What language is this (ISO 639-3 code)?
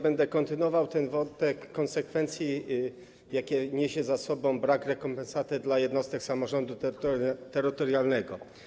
pol